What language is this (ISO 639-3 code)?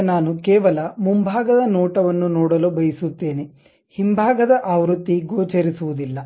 kan